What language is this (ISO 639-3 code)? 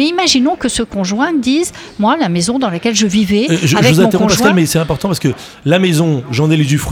fra